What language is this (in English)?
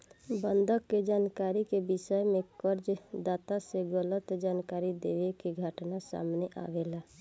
Bhojpuri